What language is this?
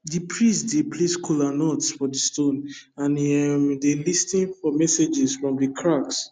Nigerian Pidgin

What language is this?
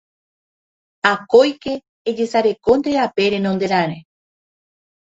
Guarani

